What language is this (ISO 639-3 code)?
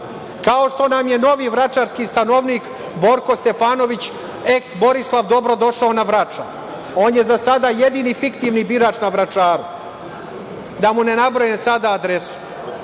srp